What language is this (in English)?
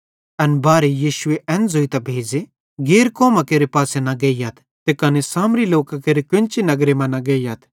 Bhadrawahi